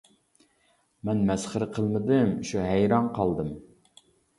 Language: Uyghur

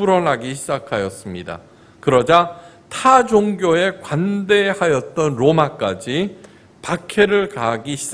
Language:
Korean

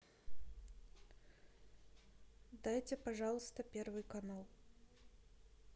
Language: Russian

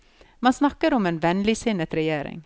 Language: Norwegian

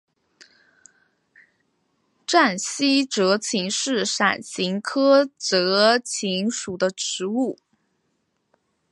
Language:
Chinese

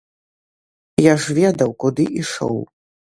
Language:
Belarusian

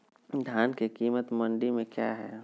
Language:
Magahi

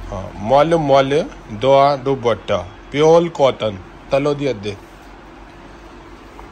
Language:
Hindi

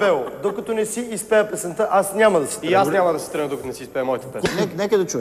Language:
Romanian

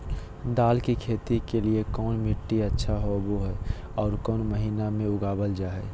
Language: Magahi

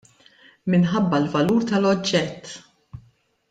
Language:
Maltese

